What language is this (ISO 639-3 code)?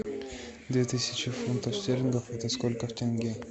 rus